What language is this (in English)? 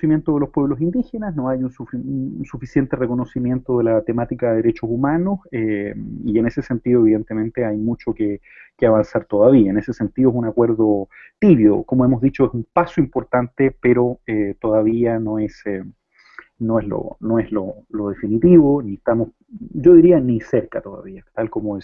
Spanish